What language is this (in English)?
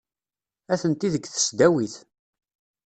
Kabyle